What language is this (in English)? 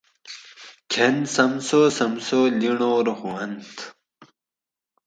Gawri